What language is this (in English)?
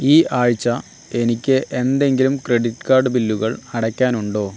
Malayalam